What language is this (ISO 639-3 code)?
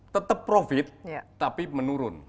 ind